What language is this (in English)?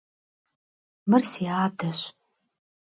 Kabardian